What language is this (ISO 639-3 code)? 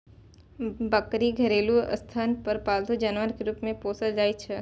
mai